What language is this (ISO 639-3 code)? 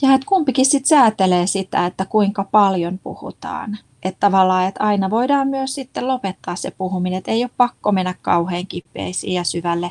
fin